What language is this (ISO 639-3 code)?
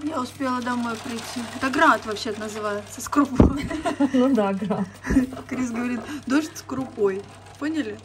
rus